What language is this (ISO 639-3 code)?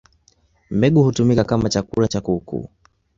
swa